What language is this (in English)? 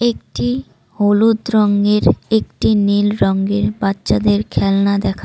Bangla